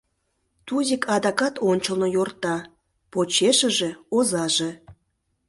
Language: Mari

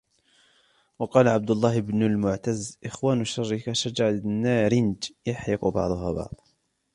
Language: Arabic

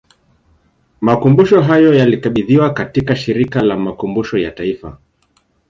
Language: Swahili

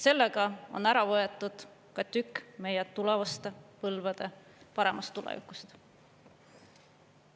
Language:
Estonian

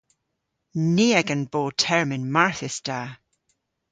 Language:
Cornish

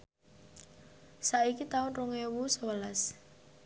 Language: Javanese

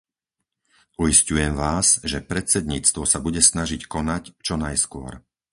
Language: Slovak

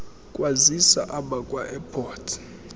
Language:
Xhosa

